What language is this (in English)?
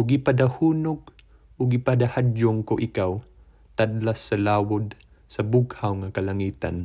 Filipino